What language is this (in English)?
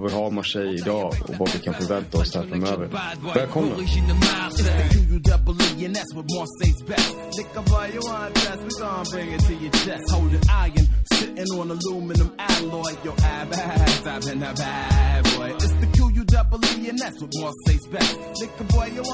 Swedish